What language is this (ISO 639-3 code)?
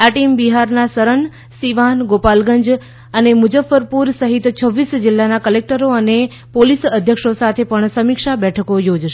guj